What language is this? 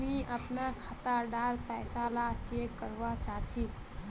Magahi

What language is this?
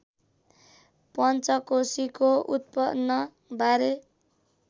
Nepali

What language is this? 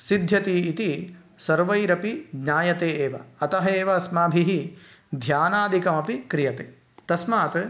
Sanskrit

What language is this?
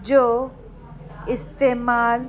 Sindhi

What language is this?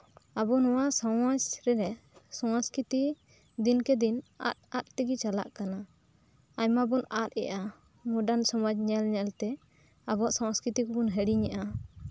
Santali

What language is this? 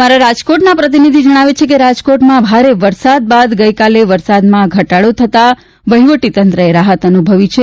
Gujarati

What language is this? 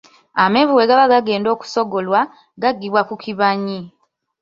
Ganda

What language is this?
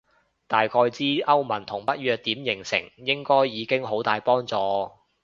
Cantonese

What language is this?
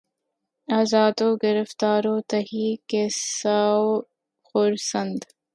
Urdu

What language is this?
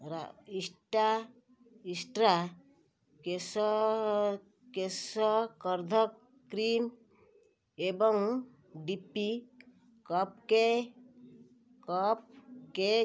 Odia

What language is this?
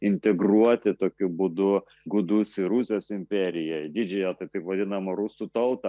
Lithuanian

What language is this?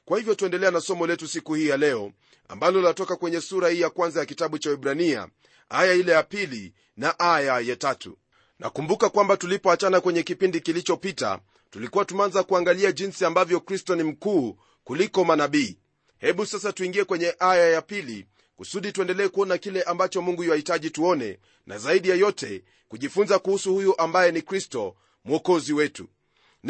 Swahili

